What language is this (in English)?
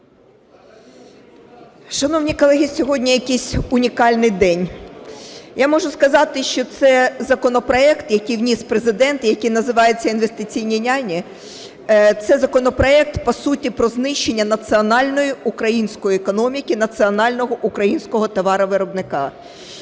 Ukrainian